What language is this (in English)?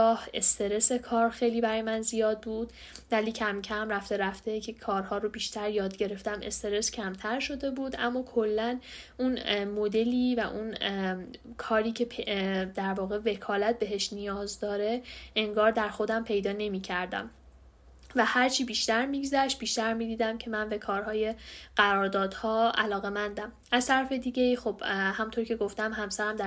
Persian